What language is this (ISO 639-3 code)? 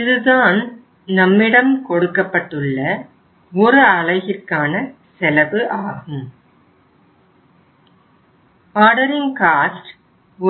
tam